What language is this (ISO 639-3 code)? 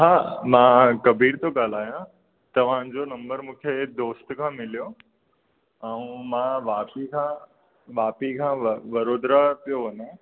snd